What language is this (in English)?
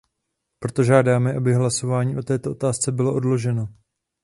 Czech